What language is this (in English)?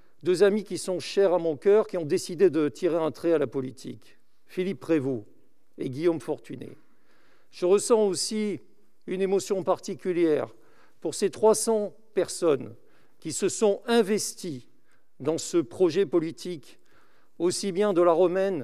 French